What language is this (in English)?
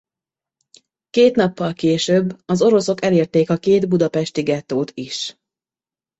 Hungarian